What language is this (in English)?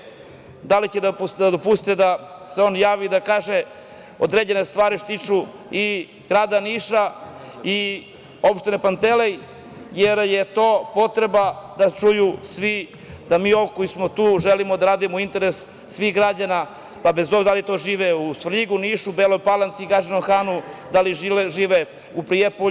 Serbian